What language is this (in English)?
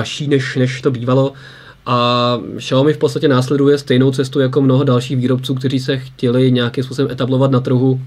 Czech